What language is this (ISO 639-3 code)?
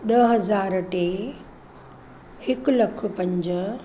snd